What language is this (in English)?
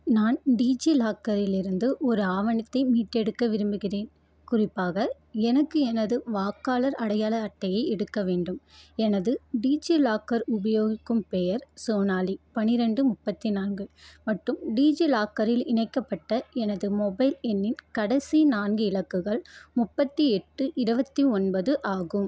Tamil